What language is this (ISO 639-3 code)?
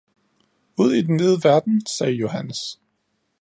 dan